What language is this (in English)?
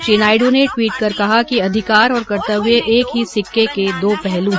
Hindi